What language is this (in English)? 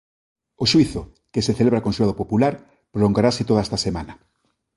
Galician